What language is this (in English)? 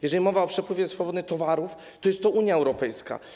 Polish